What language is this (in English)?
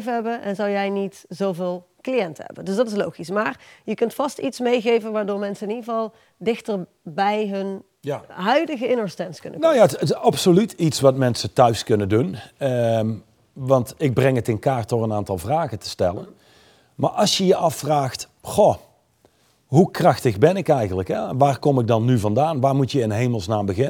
Dutch